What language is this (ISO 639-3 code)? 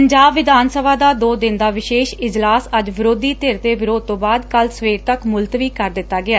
pan